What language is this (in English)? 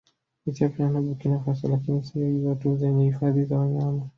Swahili